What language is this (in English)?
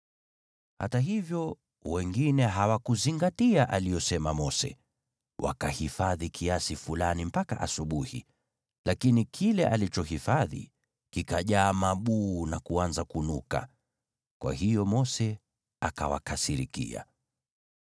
Swahili